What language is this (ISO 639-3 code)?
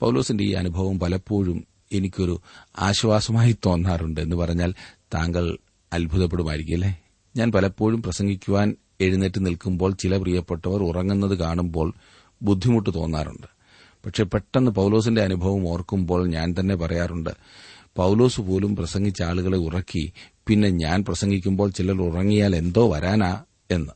mal